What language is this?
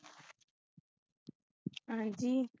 Punjabi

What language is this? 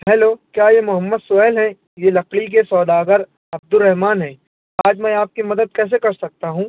Urdu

